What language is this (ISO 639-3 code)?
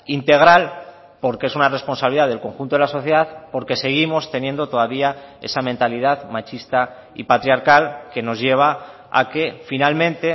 spa